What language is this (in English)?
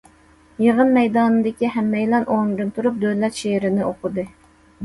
Uyghur